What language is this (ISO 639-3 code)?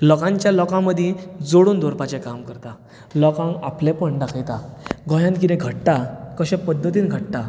kok